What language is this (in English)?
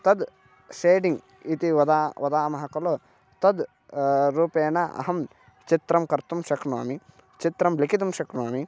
Sanskrit